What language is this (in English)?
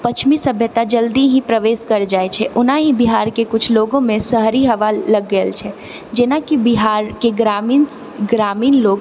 Maithili